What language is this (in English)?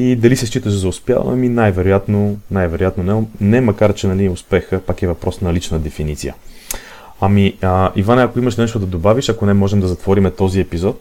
Bulgarian